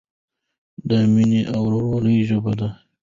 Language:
Pashto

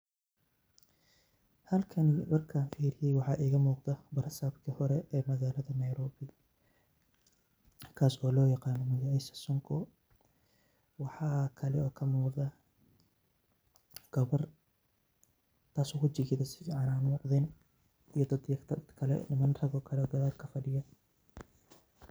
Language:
Somali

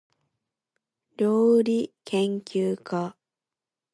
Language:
Japanese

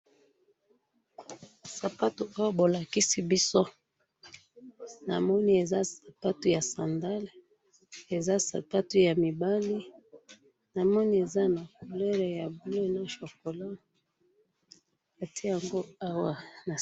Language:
Lingala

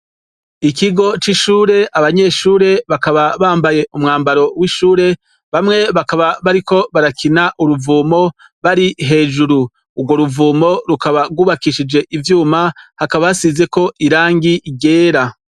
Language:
Rundi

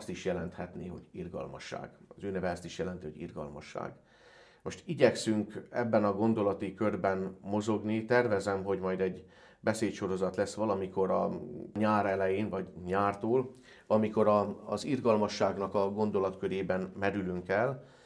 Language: Hungarian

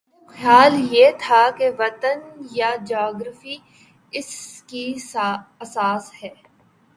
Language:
Urdu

